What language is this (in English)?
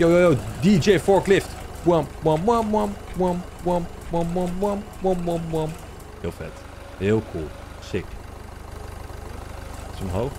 Dutch